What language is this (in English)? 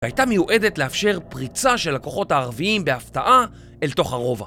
Hebrew